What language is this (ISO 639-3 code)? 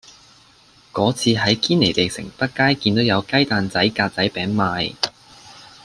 yue